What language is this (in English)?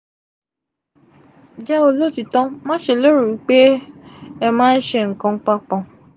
Yoruba